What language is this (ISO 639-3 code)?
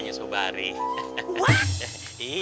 ind